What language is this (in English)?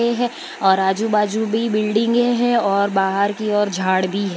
Hindi